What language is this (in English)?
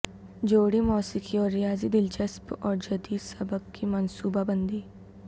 Urdu